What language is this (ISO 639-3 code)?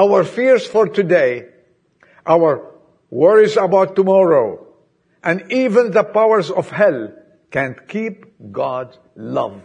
eng